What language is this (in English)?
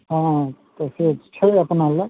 Maithili